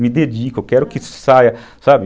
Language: Portuguese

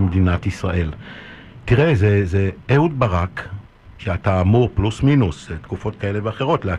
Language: Hebrew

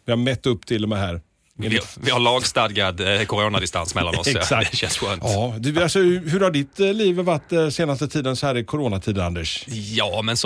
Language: Swedish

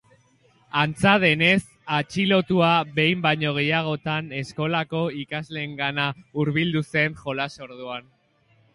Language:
Basque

